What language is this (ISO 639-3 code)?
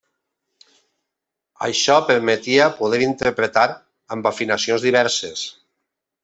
cat